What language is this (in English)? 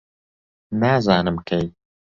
Central Kurdish